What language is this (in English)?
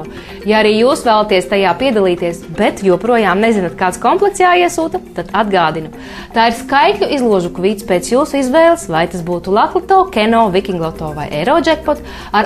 Latvian